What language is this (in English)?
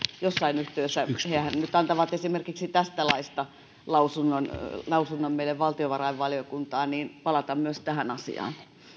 Finnish